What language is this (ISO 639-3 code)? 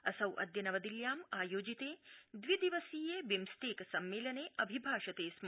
san